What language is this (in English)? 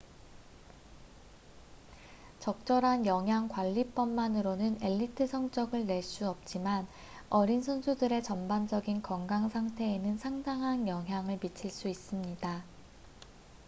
Korean